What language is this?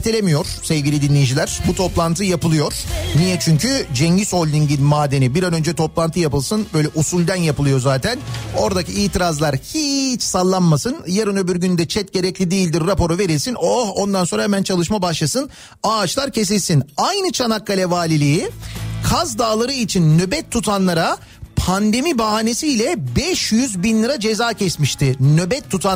Turkish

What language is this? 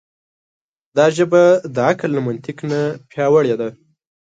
Pashto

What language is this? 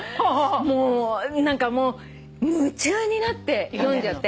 Japanese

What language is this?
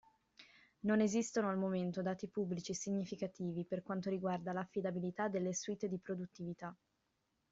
Italian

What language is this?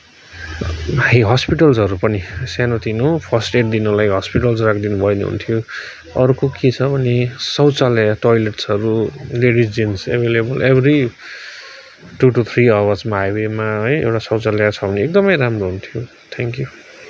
Nepali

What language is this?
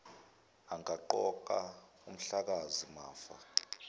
Zulu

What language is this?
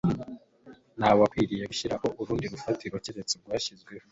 Kinyarwanda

